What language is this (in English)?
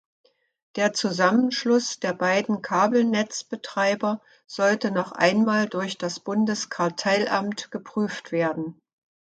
German